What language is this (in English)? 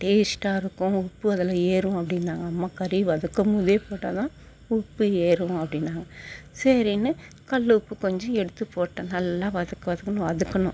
Tamil